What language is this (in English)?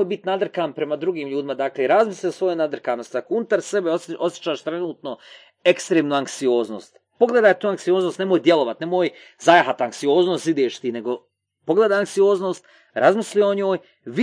Croatian